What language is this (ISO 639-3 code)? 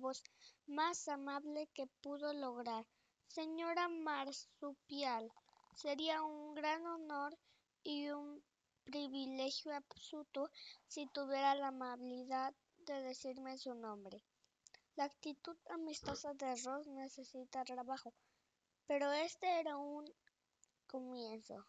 spa